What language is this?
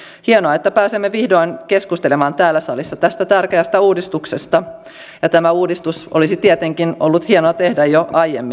Finnish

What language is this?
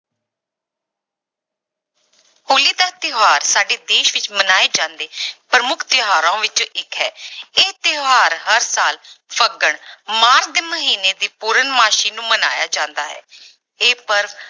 Punjabi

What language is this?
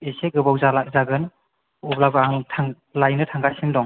Bodo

